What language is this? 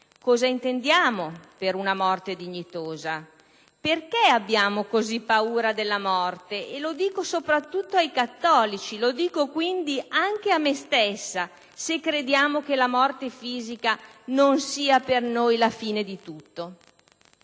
Italian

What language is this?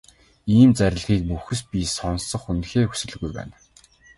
Mongolian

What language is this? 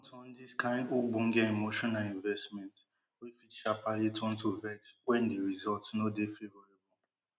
Nigerian Pidgin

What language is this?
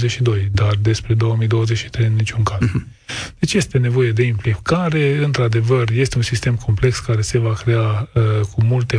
Romanian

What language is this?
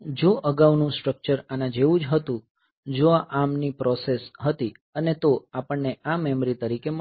Gujarati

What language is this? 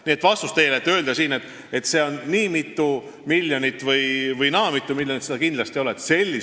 Estonian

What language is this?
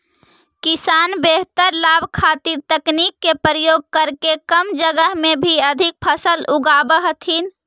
Magahi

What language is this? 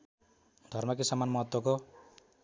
Nepali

